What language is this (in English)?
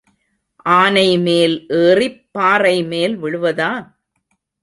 Tamil